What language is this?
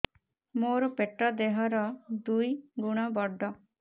Odia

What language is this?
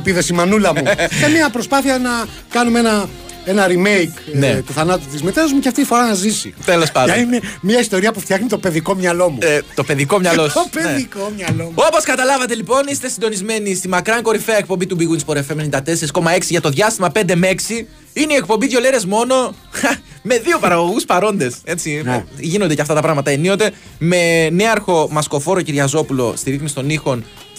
Greek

